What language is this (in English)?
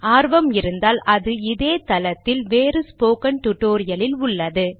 Tamil